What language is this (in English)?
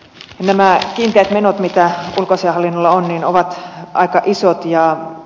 Finnish